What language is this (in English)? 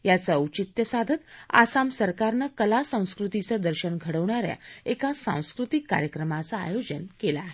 Marathi